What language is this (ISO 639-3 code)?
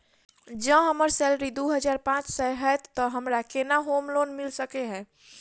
mai